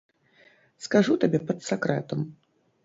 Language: Belarusian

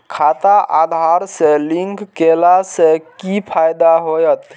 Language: Maithili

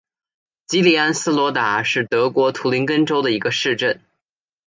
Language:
Chinese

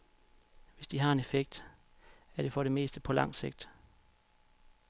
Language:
Danish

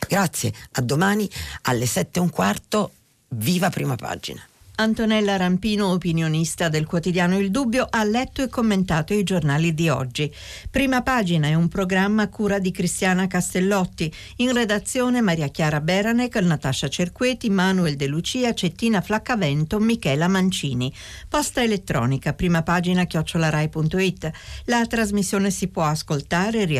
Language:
Italian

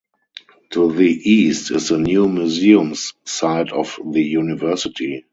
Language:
English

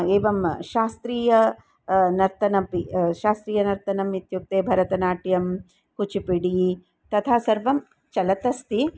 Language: Sanskrit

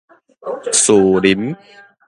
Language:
Min Nan Chinese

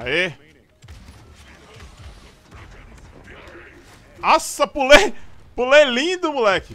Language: Portuguese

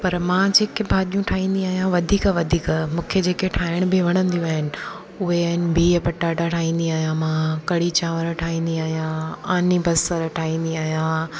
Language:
Sindhi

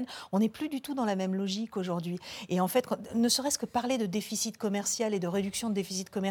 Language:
French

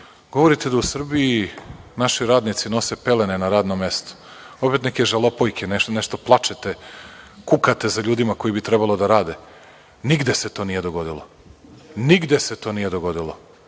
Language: Serbian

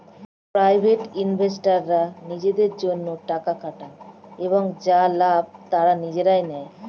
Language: Bangla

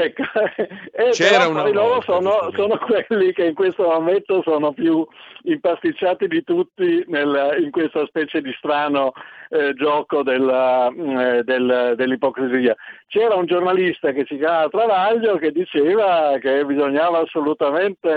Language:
Italian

